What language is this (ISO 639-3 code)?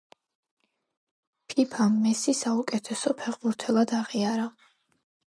kat